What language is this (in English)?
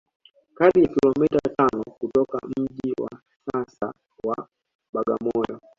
Swahili